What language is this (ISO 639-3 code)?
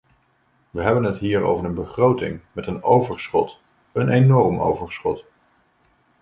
nld